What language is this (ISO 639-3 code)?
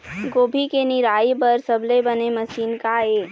hne